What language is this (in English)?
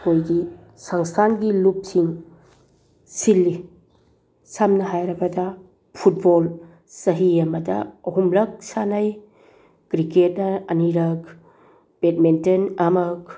Manipuri